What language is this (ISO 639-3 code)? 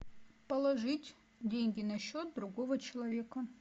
rus